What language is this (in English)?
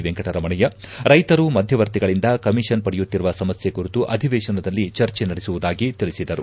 Kannada